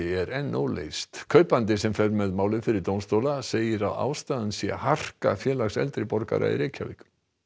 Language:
Icelandic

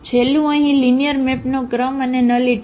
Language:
Gujarati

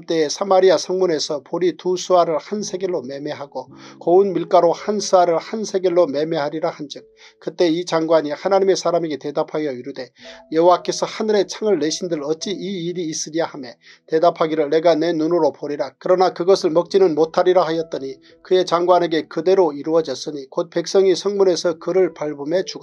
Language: Korean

